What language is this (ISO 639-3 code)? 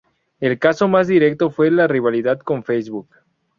spa